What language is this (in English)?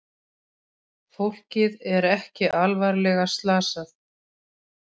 Icelandic